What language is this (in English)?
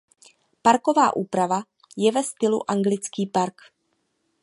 Czech